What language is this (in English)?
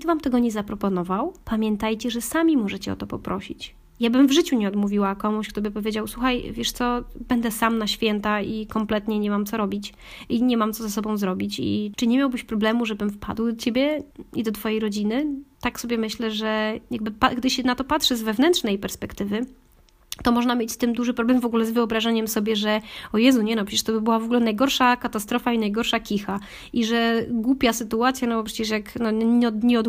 Polish